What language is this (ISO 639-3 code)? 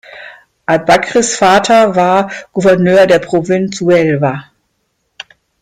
deu